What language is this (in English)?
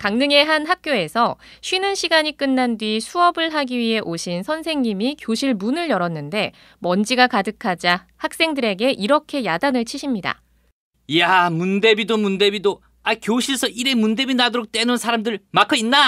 Korean